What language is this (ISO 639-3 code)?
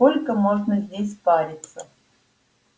rus